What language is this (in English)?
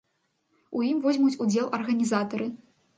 Belarusian